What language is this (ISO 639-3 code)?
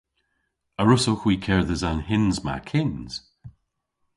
cor